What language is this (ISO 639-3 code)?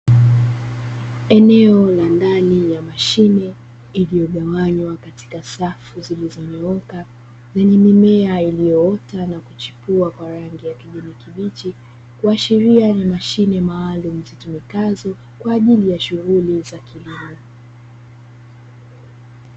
swa